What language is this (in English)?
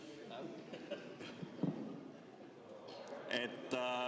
Estonian